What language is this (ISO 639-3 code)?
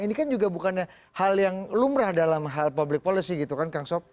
ind